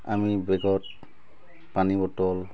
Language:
Assamese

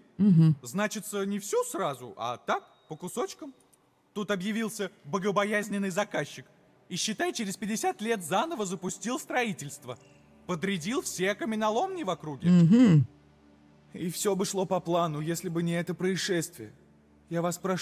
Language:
Russian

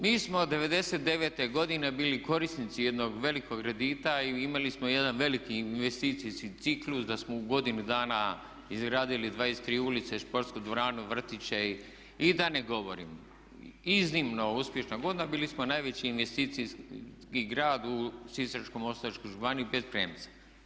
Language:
Croatian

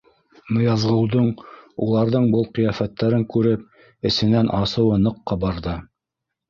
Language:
Bashkir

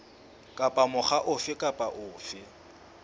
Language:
Southern Sotho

